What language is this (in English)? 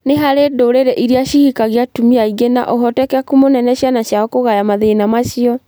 Kikuyu